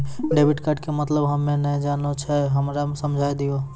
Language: Maithili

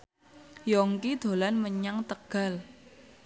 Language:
Javanese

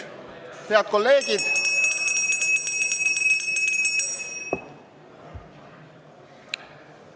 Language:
Estonian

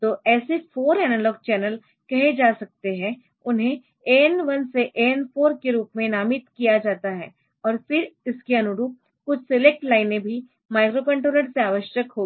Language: Hindi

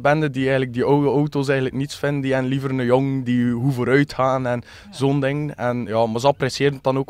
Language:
Dutch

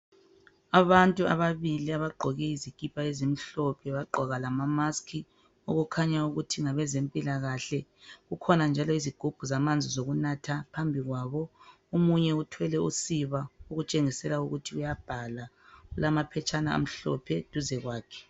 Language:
North Ndebele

